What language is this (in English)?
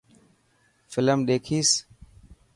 Dhatki